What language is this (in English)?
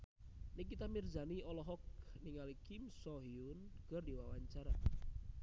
Sundanese